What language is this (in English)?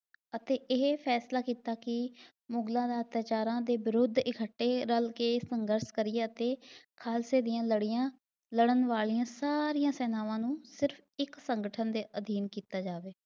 Punjabi